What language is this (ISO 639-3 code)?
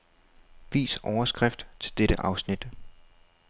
dan